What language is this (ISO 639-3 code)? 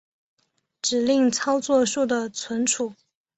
zho